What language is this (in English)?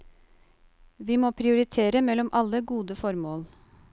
Norwegian